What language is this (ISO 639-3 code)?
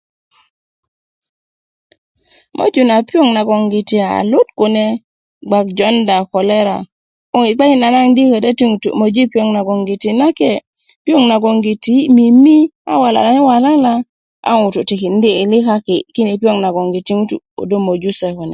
ukv